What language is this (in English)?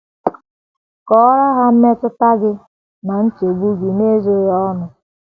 Igbo